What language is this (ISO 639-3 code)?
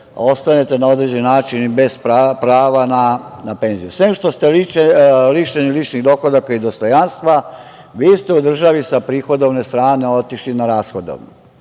srp